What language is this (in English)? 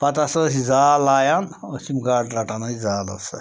Kashmiri